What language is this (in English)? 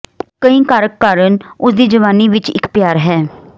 Punjabi